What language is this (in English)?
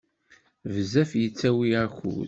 Kabyle